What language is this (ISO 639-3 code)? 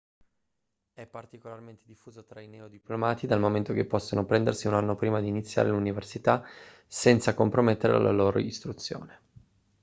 ita